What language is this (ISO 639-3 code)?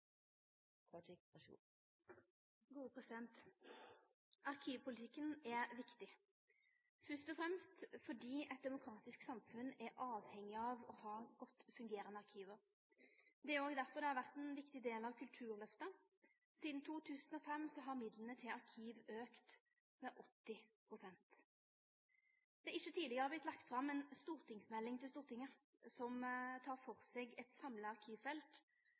nno